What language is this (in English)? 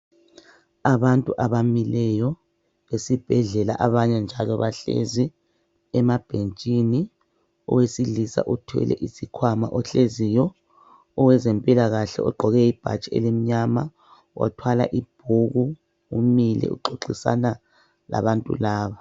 North Ndebele